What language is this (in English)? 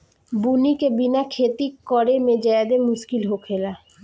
Bhojpuri